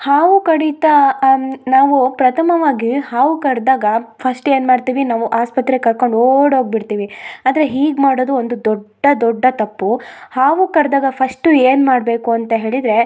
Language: Kannada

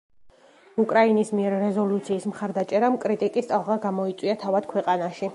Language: Georgian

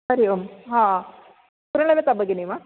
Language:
Sanskrit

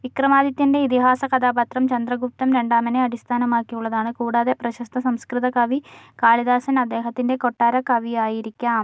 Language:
Malayalam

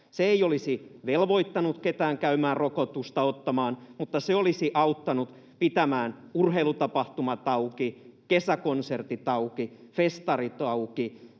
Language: Finnish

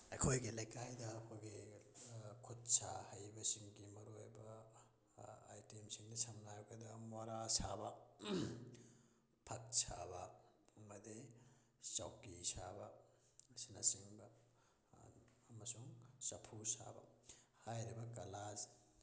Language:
Manipuri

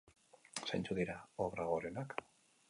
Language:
Basque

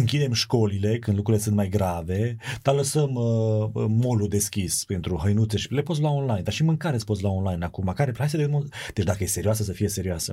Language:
Romanian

